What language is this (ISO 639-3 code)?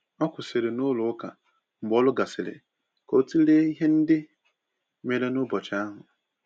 ibo